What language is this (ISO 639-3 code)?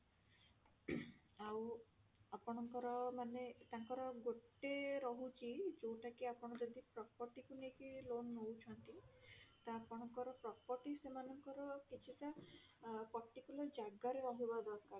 ori